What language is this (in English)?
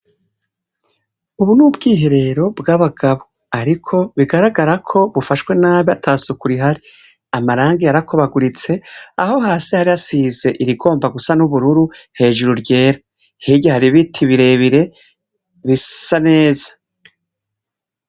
Rundi